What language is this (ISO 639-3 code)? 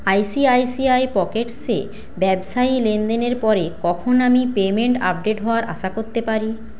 ben